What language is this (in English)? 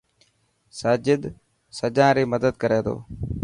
Dhatki